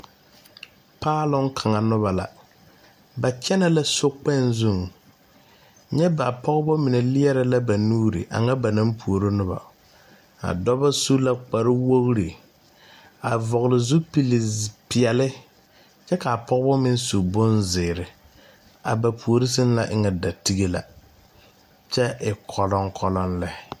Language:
Southern Dagaare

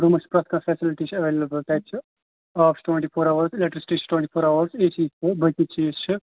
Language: Kashmiri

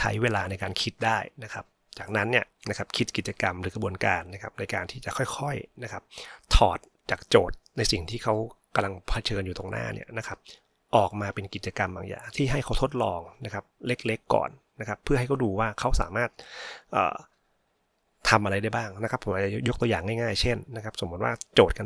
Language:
Thai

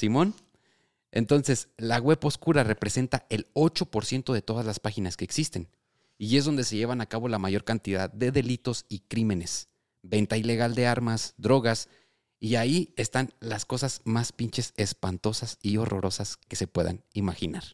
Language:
Spanish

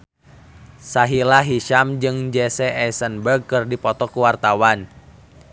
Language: Sundanese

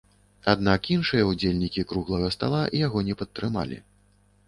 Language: Belarusian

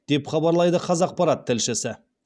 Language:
Kazakh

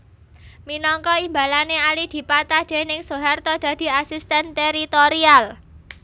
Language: Javanese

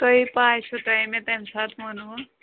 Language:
Kashmiri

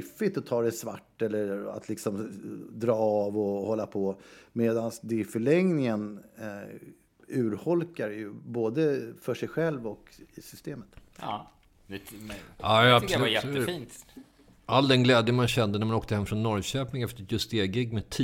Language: Swedish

